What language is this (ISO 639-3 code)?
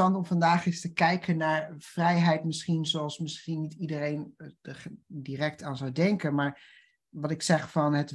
nld